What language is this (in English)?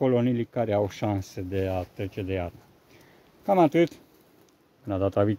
Romanian